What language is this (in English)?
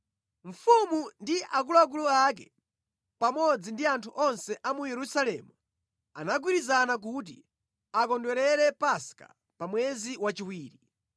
Nyanja